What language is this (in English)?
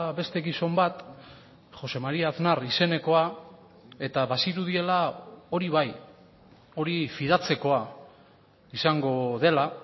Basque